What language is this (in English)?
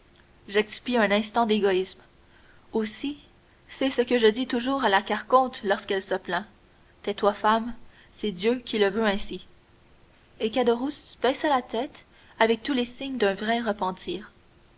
French